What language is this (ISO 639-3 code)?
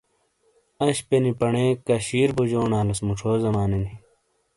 scl